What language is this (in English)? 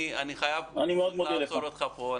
Hebrew